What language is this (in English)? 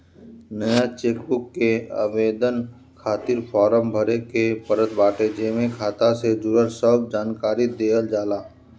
Bhojpuri